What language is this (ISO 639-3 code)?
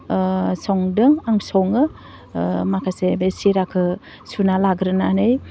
brx